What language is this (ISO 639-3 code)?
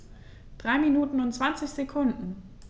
deu